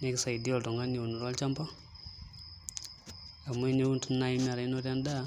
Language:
Masai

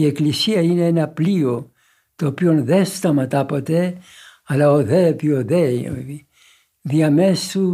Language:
Greek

